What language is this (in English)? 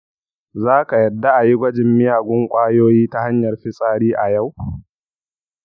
Hausa